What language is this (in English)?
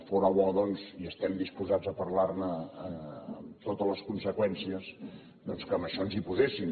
Catalan